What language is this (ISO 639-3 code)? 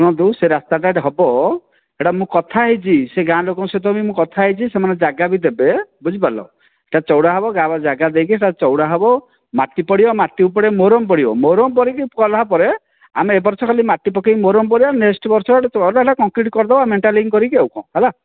ori